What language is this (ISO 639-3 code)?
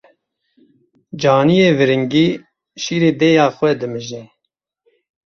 kur